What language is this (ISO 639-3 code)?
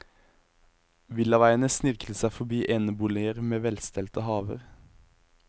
nor